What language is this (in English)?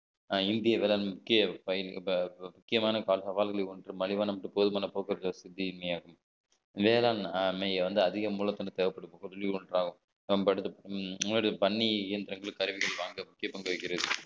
Tamil